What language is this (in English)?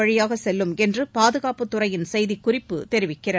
Tamil